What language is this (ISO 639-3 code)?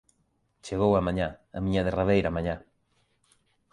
glg